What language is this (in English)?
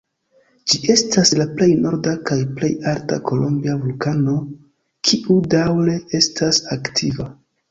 Esperanto